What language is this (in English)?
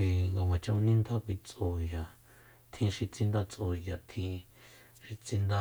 Soyaltepec Mazatec